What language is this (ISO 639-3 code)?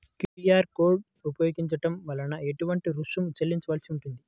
tel